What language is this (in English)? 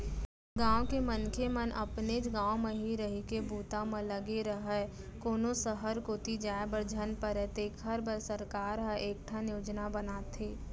Chhattisgarhi